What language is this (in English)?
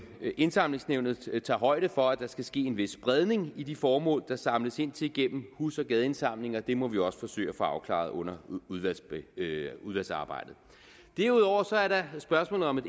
Danish